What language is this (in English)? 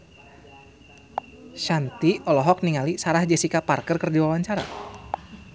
Sundanese